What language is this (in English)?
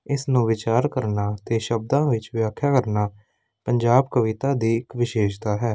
Punjabi